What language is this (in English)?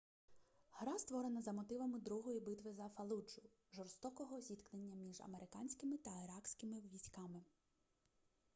Ukrainian